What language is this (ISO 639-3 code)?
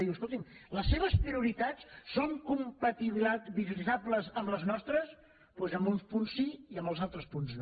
cat